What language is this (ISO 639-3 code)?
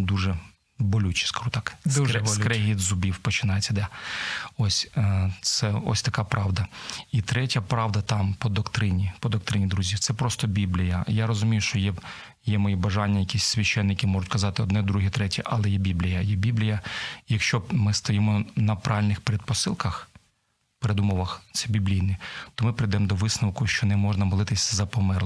ukr